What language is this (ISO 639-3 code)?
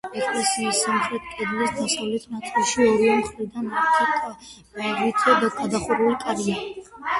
kat